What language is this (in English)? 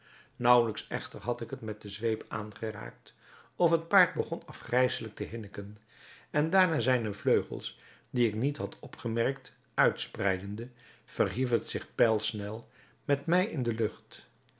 Dutch